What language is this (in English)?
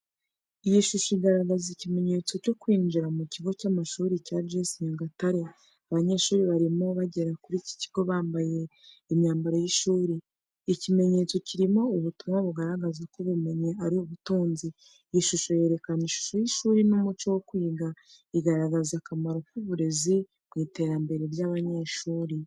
Kinyarwanda